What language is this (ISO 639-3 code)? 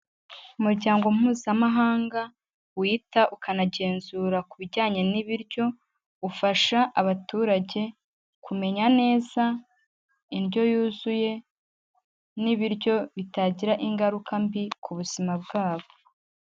kin